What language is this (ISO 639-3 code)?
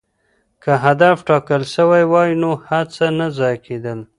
pus